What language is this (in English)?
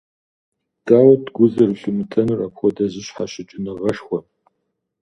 Kabardian